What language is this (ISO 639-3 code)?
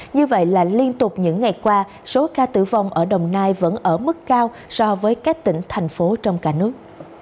vie